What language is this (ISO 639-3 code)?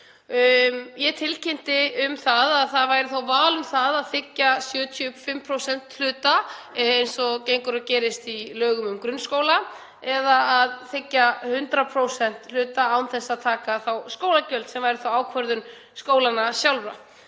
isl